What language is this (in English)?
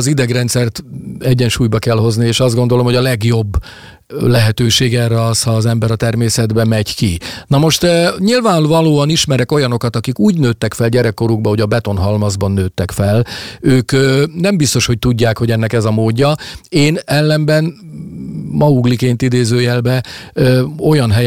Hungarian